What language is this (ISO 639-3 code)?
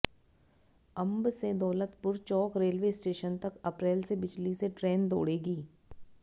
hin